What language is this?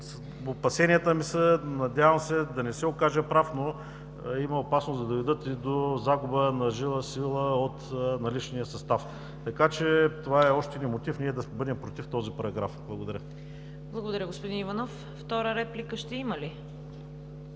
Bulgarian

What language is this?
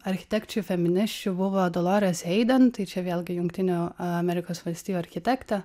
Lithuanian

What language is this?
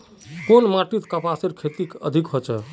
Magahi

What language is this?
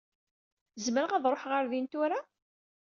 Kabyle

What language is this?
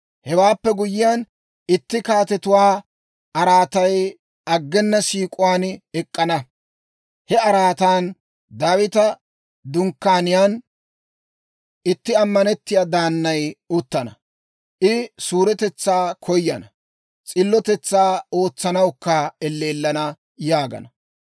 Dawro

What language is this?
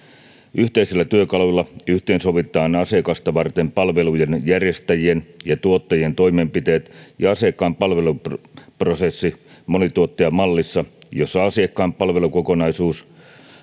Finnish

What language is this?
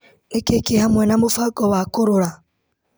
Kikuyu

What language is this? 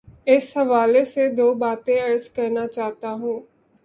Urdu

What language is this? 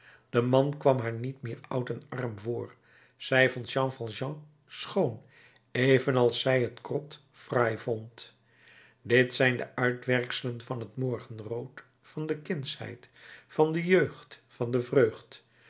Dutch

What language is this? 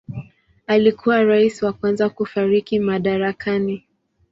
Swahili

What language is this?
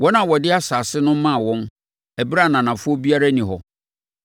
Akan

